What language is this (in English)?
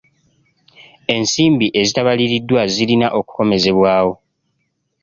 Ganda